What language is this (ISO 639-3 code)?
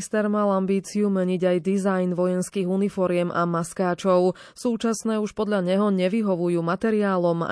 slk